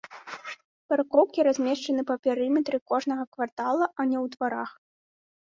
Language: Belarusian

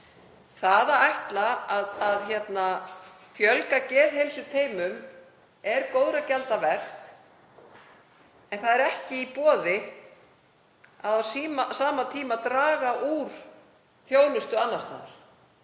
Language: Icelandic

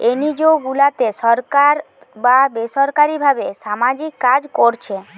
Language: Bangla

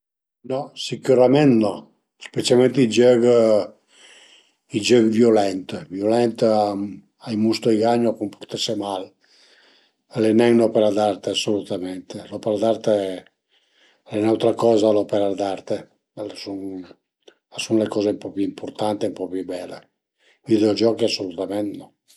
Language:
Piedmontese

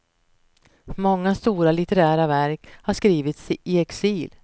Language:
Swedish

